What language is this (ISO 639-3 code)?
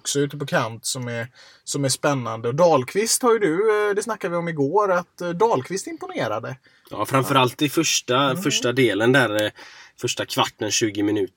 swe